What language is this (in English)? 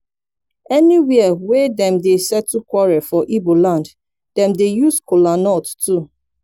Nigerian Pidgin